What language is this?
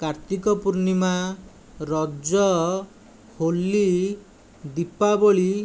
Odia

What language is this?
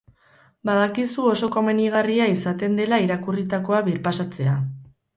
Basque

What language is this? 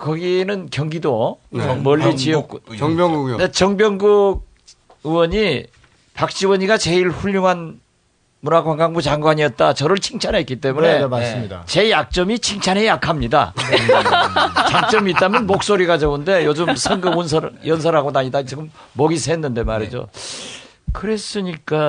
Korean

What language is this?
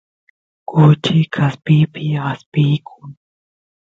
Santiago del Estero Quichua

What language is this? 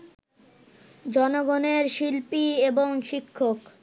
Bangla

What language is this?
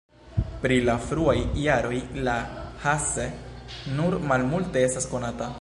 Esperanto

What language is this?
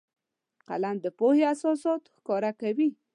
Pashto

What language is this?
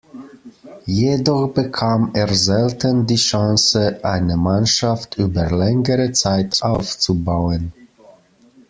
German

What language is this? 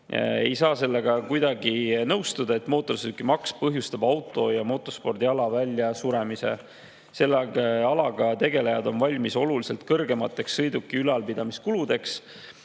Estonian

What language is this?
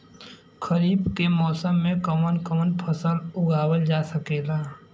Bhojpuri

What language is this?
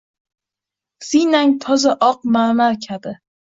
Uzbek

